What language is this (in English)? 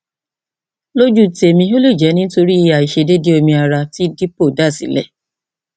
Yoruba